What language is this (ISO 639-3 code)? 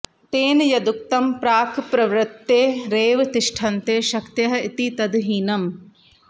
san